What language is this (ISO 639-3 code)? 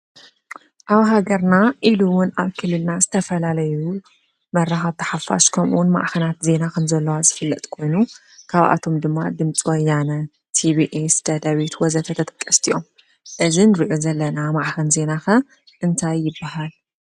tir